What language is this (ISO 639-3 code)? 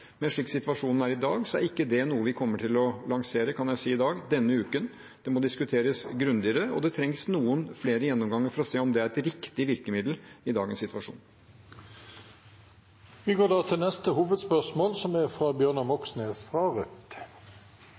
nor